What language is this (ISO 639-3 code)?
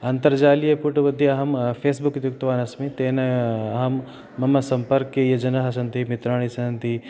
san